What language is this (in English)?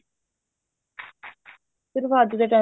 Punjabi